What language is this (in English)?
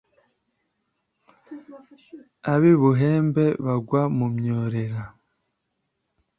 Kinyarwanda